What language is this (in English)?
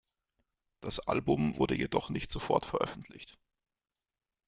German